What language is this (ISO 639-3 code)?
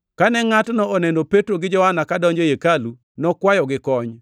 luo